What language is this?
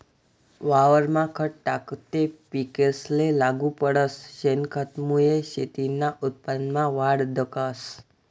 Marathi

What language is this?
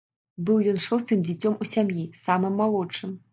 Belarusian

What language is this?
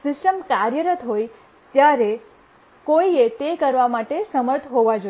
Gujarati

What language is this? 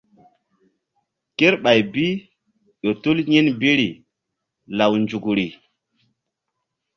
Mbum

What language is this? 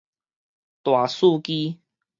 Min Nan Chinese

